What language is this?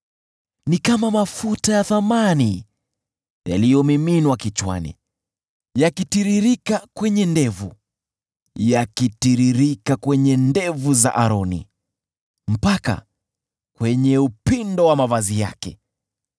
Swahili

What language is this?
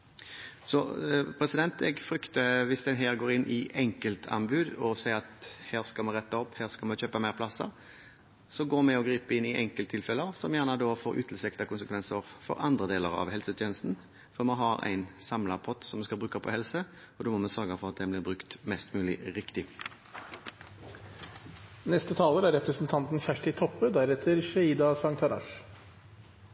Norwegian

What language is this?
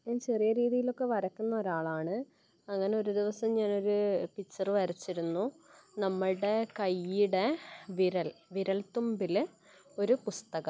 Malayalam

